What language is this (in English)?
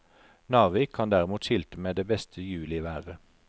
Norwegian